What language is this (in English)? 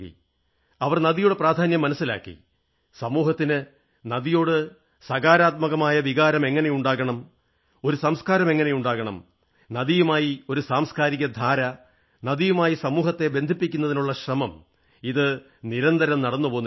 Malayalam